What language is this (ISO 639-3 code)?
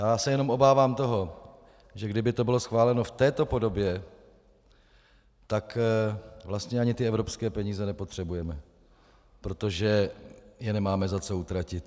ces